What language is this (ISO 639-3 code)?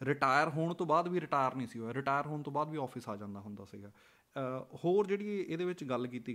pan